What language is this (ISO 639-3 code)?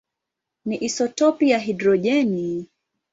swa